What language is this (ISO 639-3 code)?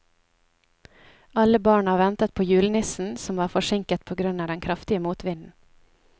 nor